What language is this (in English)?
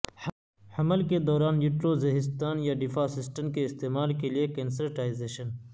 Urdu